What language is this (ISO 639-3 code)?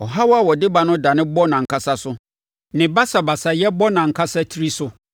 aka